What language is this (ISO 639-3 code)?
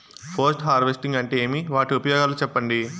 tel